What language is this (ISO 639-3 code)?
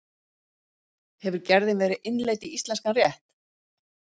isl